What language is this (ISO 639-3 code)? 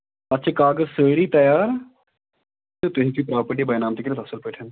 kas